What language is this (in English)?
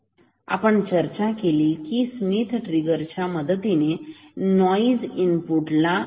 Marathi